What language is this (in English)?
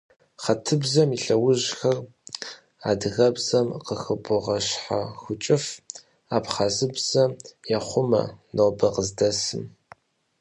Kabardian